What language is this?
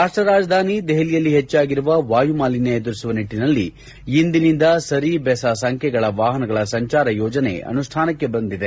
Kannada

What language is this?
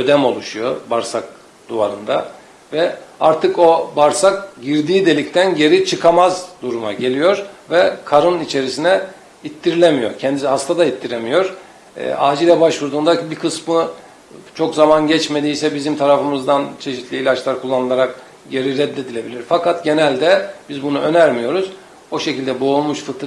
Turkish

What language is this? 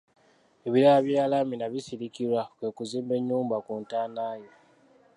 Ganda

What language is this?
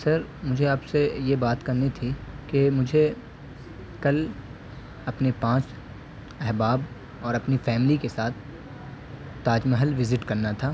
Urdu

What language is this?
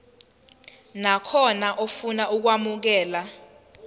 Zulu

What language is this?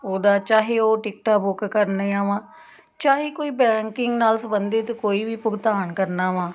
Punjabi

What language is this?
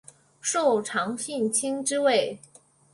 Chinese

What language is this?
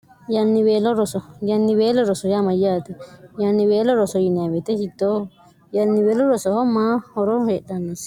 Sidamo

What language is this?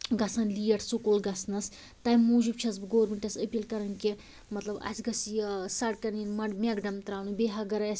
Kashmiri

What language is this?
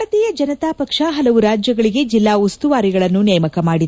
Kannada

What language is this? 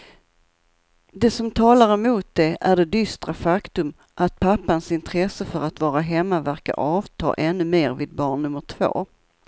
Swedish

